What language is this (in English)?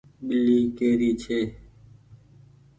Goaria